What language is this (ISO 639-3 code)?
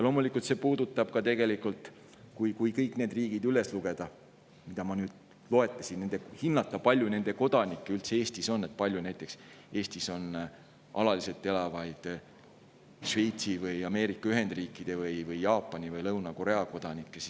est